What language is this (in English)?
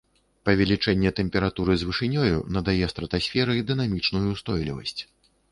Belarusian